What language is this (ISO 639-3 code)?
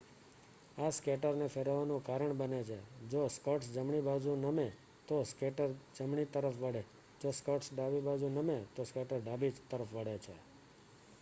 guj